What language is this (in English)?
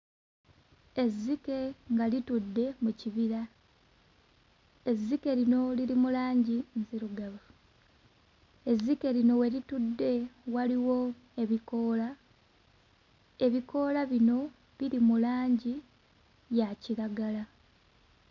Ganda